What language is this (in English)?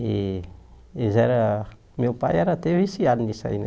Portuguese